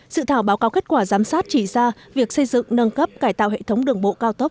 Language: Vietnamese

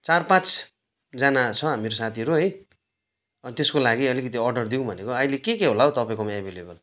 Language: Nepali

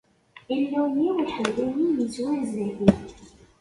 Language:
Kabyle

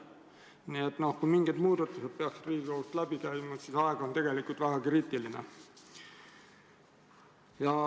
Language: Estonian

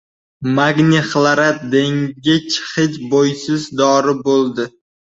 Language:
Uzbek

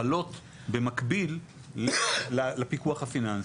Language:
Hebrew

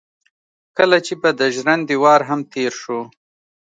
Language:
Pashto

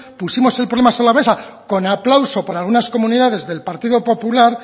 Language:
Spanish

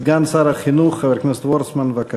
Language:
Hebrew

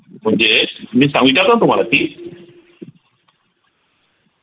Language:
Marathi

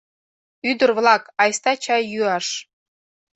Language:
Mari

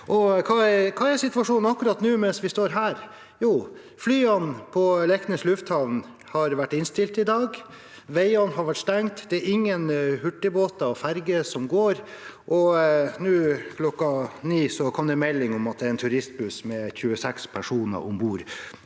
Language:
Norwegian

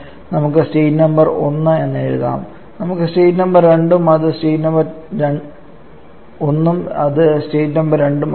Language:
Malayalam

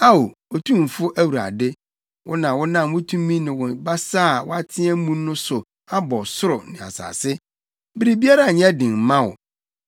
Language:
Akan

